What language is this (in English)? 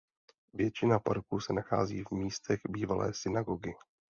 Czech